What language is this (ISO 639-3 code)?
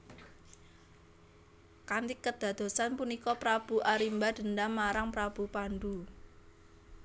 jav